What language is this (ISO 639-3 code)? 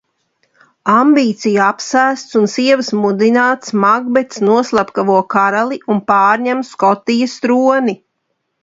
lav